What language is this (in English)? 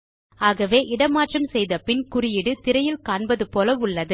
Tamil